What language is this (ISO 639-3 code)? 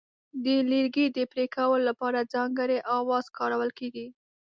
pus